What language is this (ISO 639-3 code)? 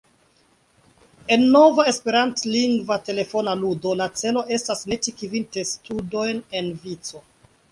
epo